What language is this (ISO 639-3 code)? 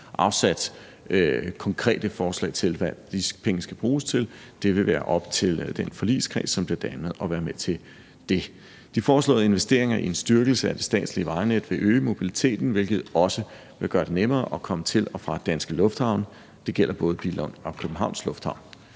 dan